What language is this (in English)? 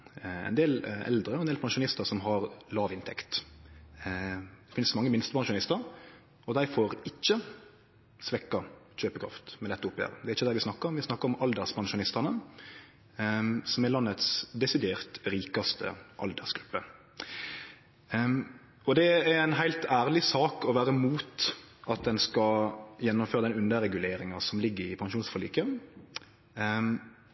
Norwegian Nynorsk